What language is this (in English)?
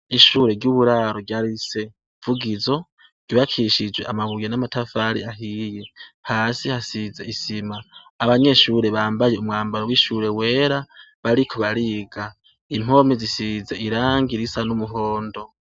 Rundi